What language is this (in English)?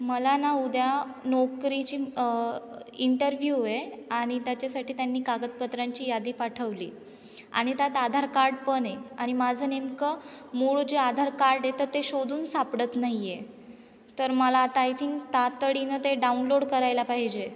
Marathi